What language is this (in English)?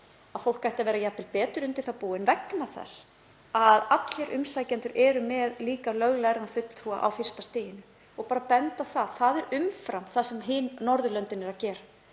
Icelandic